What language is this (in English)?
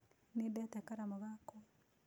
Kikuyu